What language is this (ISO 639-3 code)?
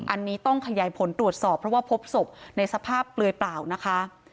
tha